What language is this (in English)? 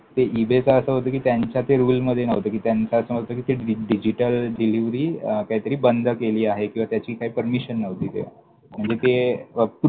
Marathi